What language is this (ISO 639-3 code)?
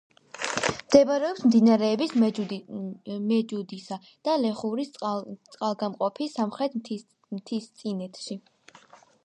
kat